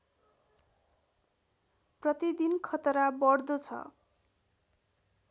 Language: Nepali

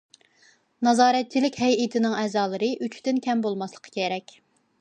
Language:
Uyghur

